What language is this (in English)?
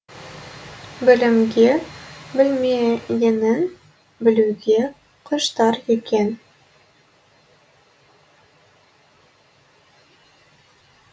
Kazakh